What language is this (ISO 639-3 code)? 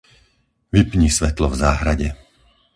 slk